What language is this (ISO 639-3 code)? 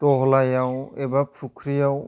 brx